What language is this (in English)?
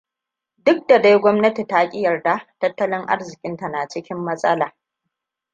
Hausa